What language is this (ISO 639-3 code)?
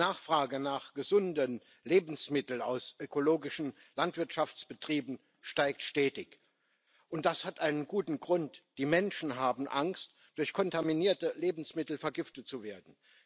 deu